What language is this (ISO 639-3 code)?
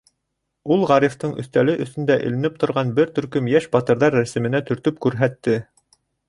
bak